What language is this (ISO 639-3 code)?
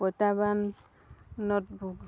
asm